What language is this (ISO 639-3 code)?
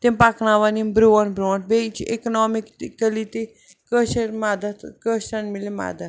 kas